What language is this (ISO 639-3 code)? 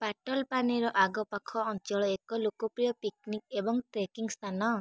ori